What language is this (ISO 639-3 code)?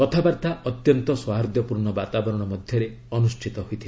ori